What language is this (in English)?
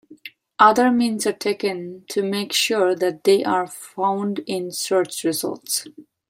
English